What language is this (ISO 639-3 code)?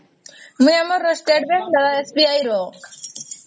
ori